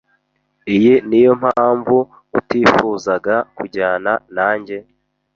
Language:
Kinyarwanda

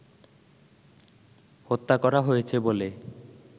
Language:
Bangla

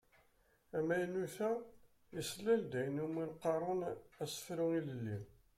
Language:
Kabyle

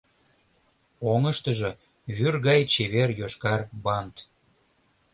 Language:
Mari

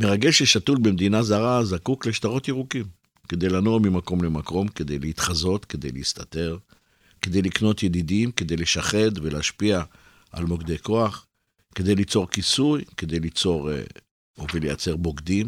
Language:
Hebrew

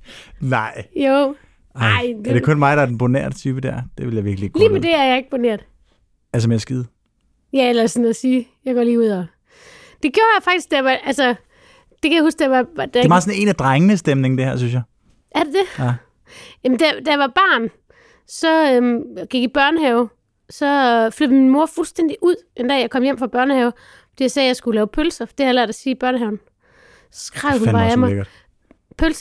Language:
Danish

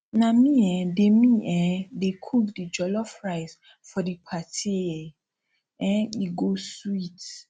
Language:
Nigerian Pidgin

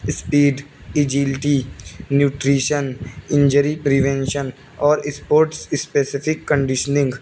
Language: Urdu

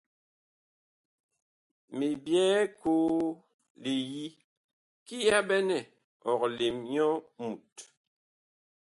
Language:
Bakoko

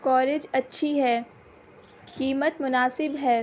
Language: Urdu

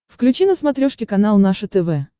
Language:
Russian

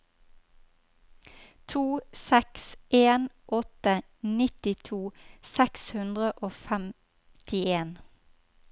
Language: Norwegian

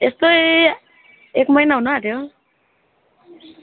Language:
Nepali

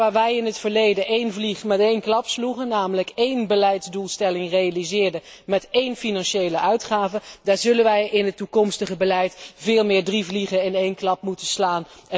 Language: Dutch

